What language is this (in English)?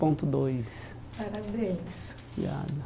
Portuguese